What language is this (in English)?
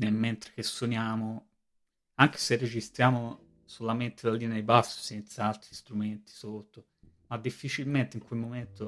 Italian